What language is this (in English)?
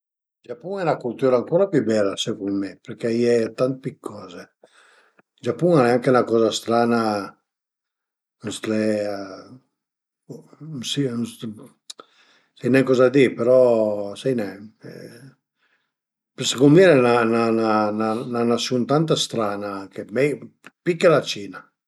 Piedmontese